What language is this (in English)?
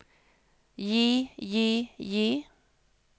Norwegian